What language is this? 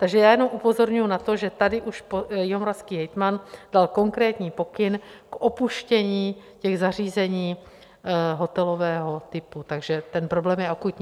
Czech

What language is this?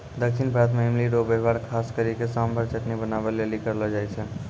Maithili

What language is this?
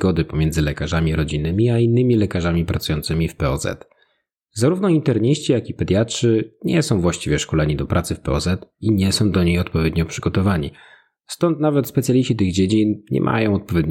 Polish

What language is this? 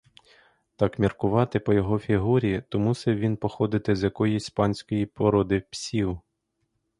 Ukrainian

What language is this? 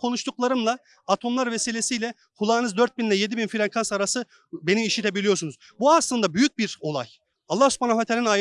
Turkish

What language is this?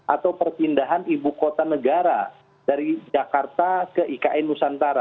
Indonesian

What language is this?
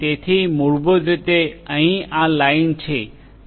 Gujarati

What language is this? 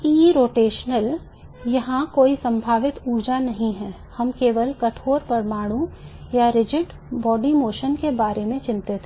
Hindi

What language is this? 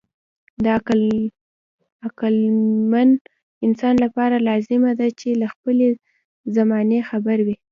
Pashto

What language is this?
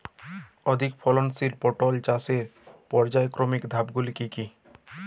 Bangla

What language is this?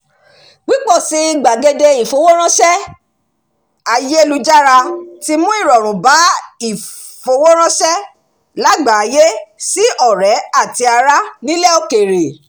Yoruba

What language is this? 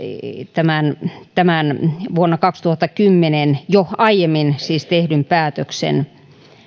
Finnish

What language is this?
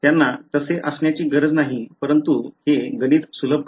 Marathi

